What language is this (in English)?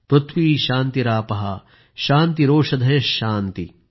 Marathi